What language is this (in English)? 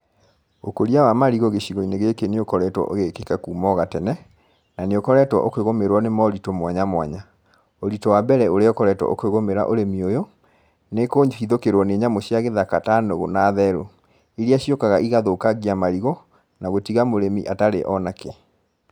Kikuyu